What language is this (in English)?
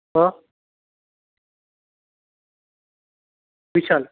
Gujarati